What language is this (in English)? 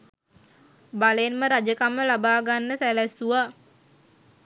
Sinhala